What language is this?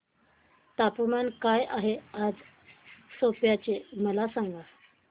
Marathi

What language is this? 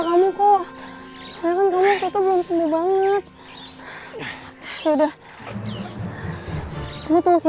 Indonesian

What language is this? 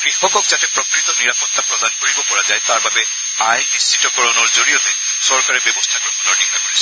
Assamese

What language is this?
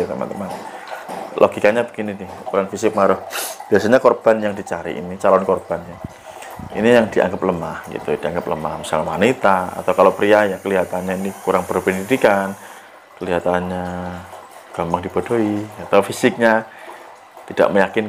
Indonesian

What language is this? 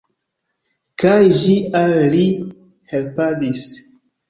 Esperanto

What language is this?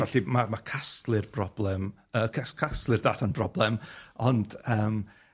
Welsh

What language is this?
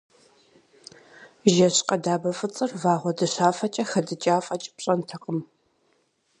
Kabardian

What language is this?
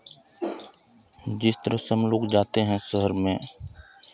Hindi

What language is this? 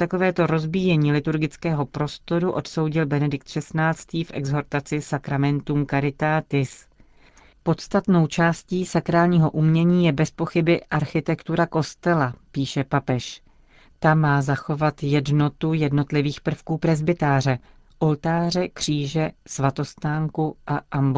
Czech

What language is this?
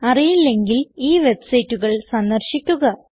Malayalam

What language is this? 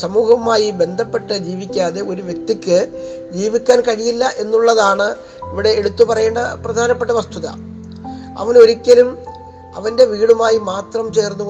Malayalam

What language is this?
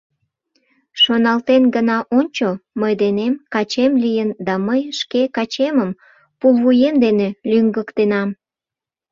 Mari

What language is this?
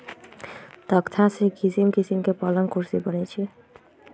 Magahi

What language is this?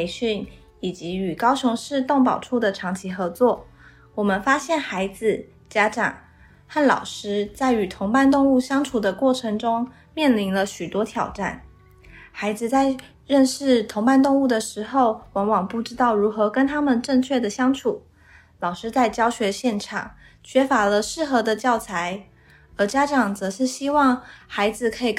Chinese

